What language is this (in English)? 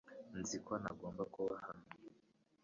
Kinyarwanda